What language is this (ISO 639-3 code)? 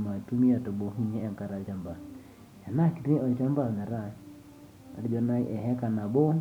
mas